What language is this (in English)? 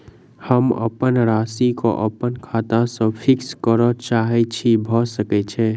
Maithili